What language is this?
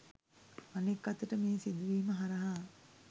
Sinhala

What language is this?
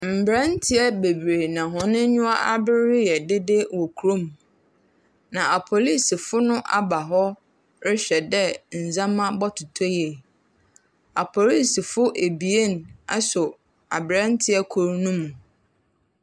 Akan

